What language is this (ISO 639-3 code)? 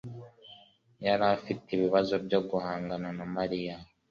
kin